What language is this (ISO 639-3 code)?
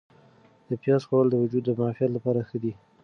pus